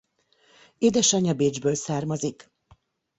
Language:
Hungarian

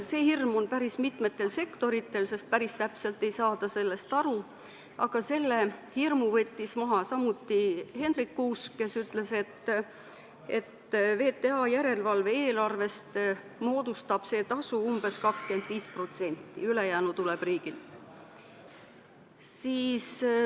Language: Estonian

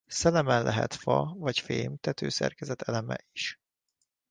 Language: Hungarian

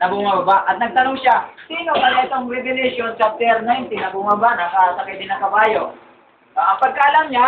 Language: Filipino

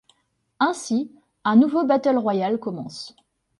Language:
French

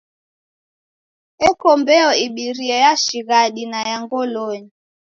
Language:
Taita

